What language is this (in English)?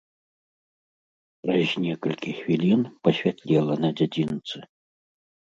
Belarusian